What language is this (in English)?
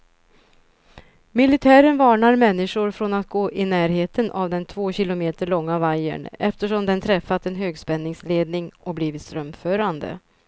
Swedish